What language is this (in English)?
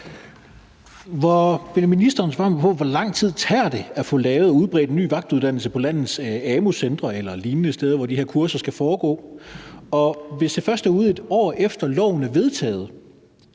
Danish